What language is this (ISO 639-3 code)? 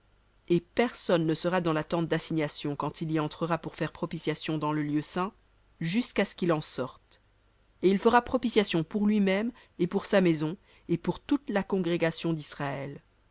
fra